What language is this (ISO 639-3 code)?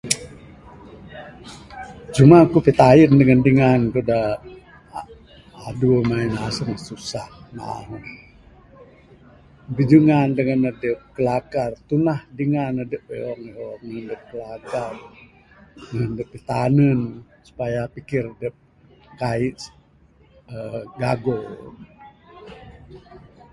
sdo